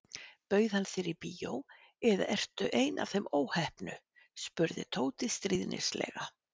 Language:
Icelandic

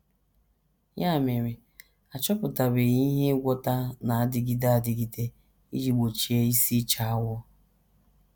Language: Igbo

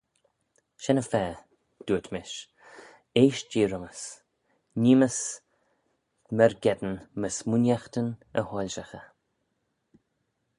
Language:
Manx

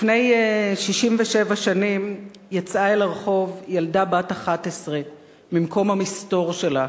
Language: Hebrew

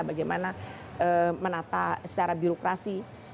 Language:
Indonesian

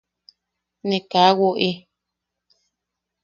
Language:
Yaqui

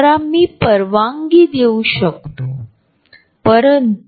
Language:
Marathi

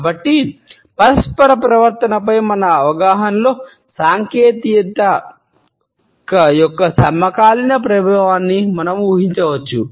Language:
Telugu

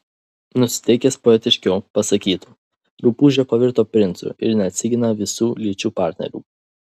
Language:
Lithuanian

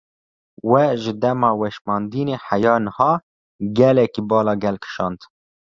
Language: Kurdish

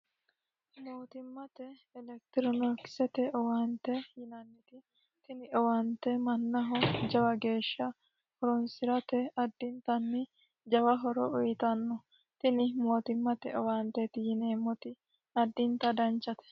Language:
Sidamo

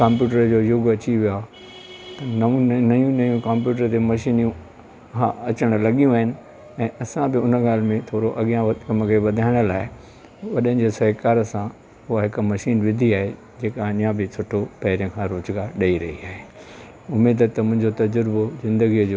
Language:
Sindhi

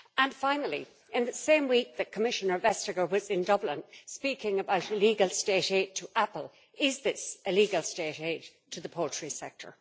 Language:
English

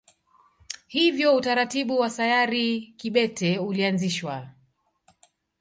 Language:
Swahili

